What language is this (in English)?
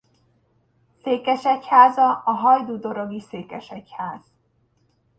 Hungarian